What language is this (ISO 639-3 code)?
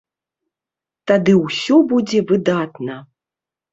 bel